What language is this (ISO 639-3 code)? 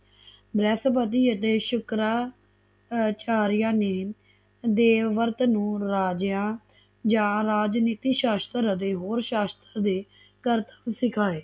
pan